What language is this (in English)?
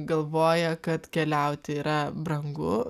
Lithuanian